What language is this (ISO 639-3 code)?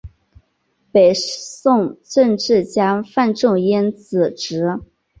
zho